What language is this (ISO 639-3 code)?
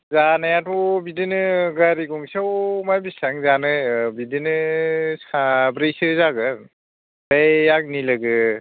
brx